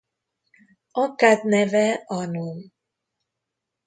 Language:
Hungarian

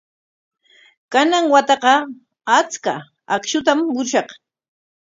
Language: Corongo Ancash Quechua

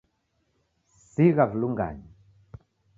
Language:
Taita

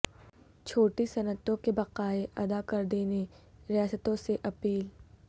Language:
Urdu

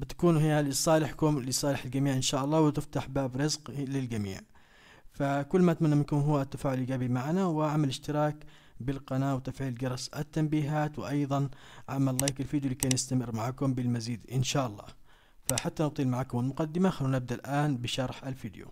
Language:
Arabic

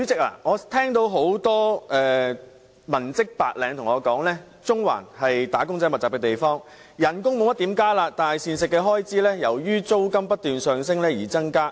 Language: Cantonese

